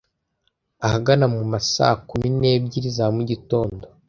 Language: Kinyarwanda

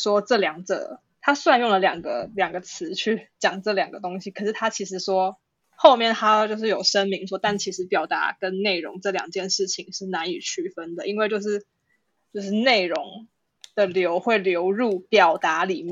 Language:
Chinese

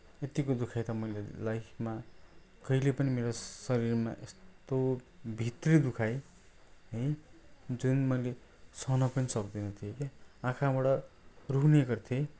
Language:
Nepali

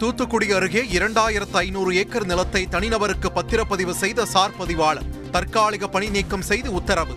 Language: Tamil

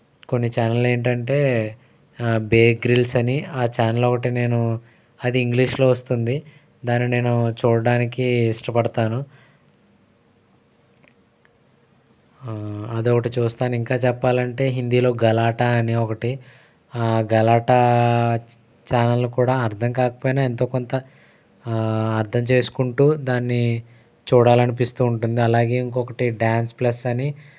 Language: Telugu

